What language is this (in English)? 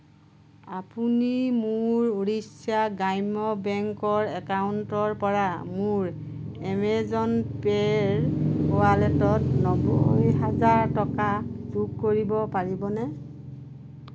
Assamese